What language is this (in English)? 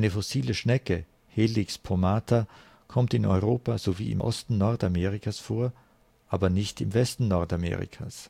German